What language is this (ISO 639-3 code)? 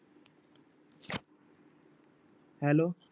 pan